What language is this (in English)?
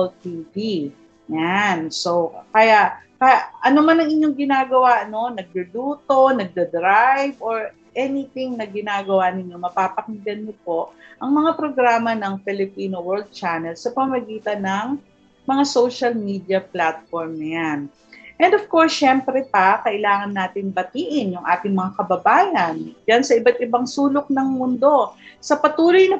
Filipino